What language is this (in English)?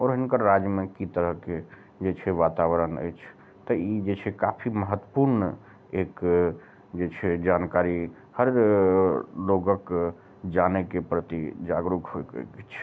Maithili